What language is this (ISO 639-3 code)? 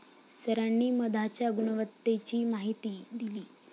mar